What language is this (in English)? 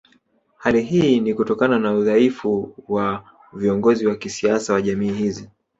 Swahili